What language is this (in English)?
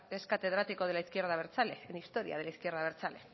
Spanish